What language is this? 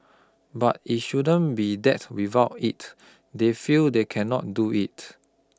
English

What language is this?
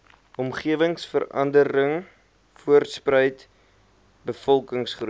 Afrikaans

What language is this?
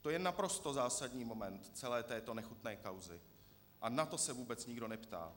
Czech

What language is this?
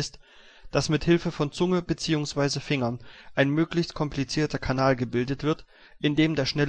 German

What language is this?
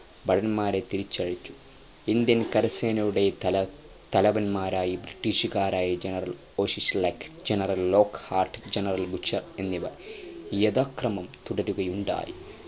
Malayalam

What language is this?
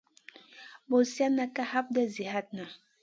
Masana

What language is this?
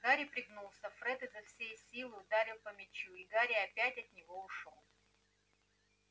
Russian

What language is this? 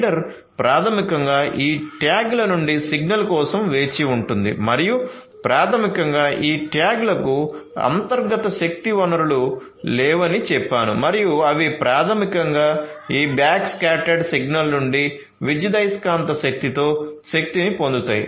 Telugu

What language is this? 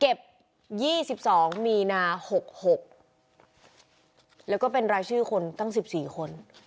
Thai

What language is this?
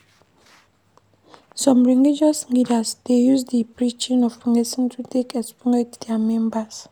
Nigerian Pidgin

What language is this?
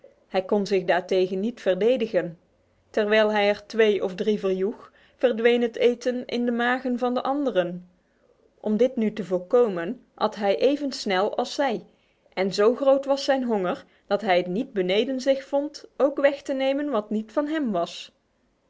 Dutch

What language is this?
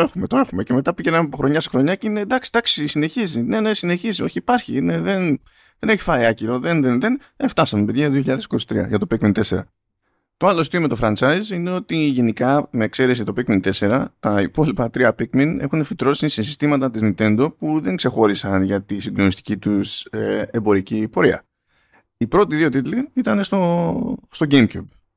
Greek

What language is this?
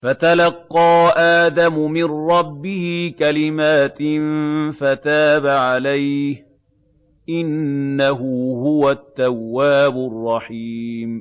Arabic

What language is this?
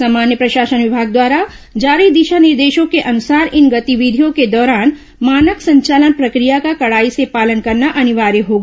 Hindi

